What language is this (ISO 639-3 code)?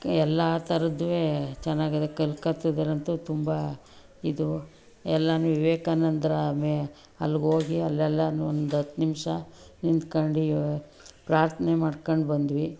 kan